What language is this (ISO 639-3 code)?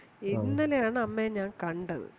mal